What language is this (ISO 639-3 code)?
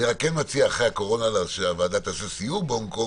heb